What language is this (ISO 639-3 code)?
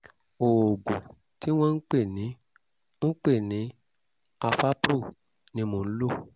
yor